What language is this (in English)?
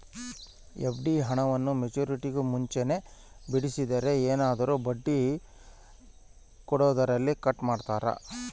Kannada